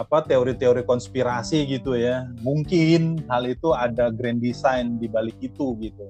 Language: Indonesian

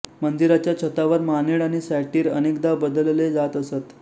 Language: Marathi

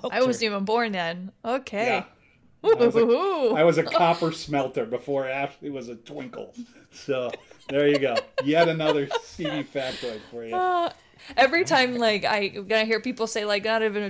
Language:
English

